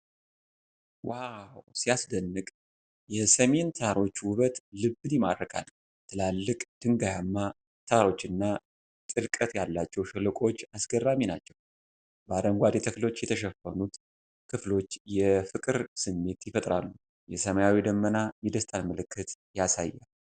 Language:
Amharic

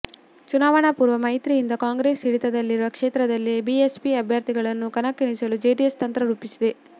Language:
Kannada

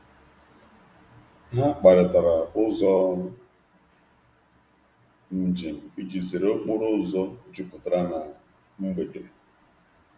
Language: Igbo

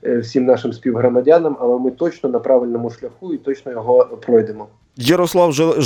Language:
Ukrainian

